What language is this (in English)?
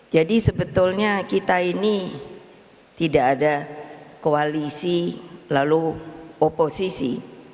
Indonesian